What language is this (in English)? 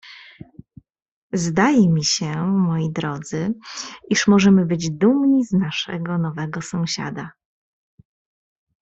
Polish